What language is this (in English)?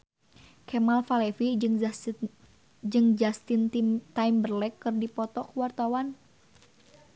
Sundanese